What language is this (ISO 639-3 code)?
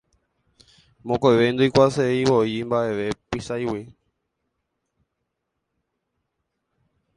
grn